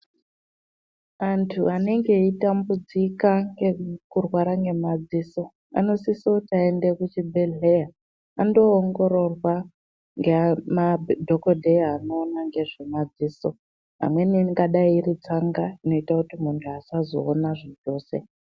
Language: Ndau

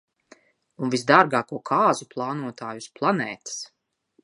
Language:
Latvian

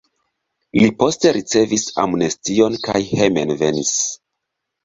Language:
Esperanto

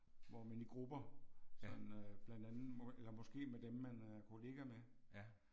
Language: Danish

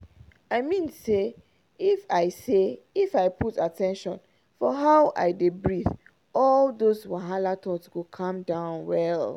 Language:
Nigerian Pidgin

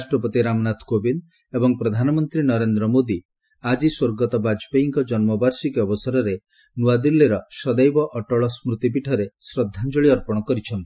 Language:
Odia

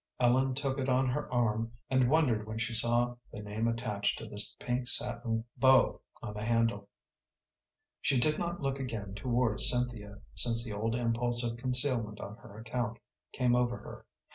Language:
English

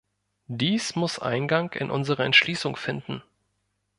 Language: German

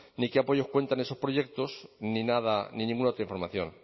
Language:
Spanish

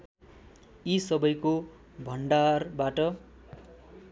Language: Nepali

